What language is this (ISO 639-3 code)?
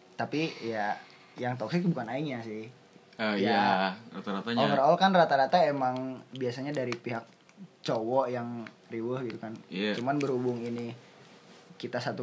ind